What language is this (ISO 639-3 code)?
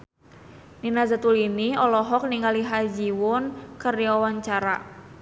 sun